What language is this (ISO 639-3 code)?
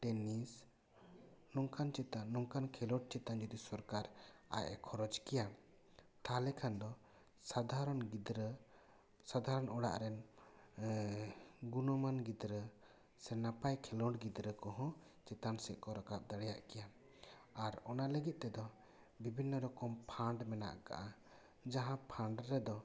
sat